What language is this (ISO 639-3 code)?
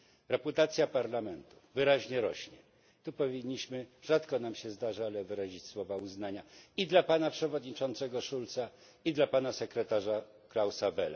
pol